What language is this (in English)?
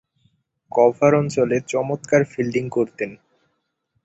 Bangla